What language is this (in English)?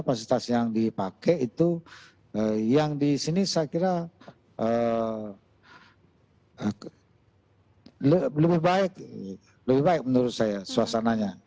Indonesian